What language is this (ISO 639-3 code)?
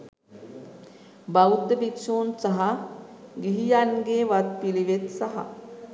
sin